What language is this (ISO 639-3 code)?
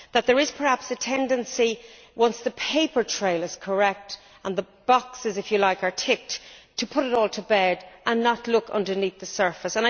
eng